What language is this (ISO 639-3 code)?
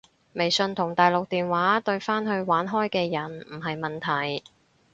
yue